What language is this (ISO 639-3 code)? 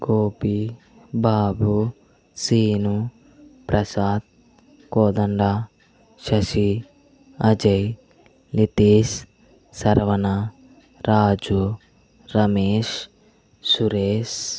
tel